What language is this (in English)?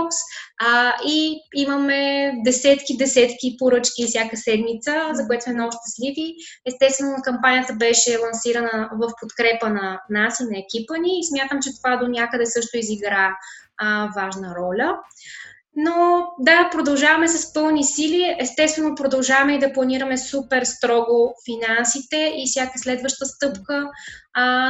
Bulgarian